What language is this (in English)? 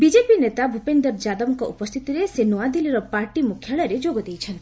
Odia